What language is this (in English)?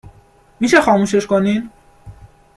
Persian